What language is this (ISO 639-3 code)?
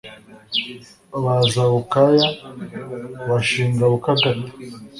kin